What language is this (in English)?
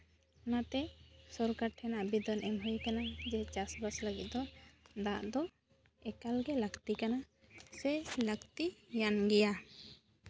Santali